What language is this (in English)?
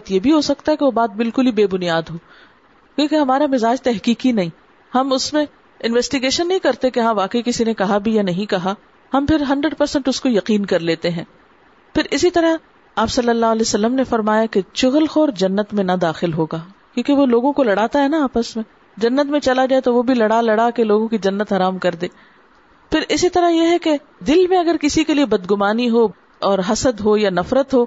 Urdu